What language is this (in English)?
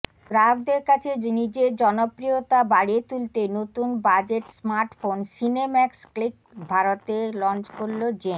Bangla